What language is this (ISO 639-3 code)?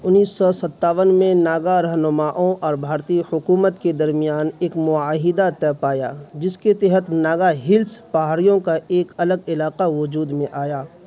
urd